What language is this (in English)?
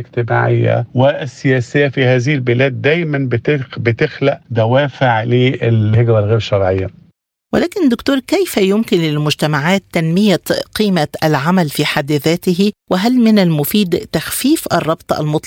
Arabic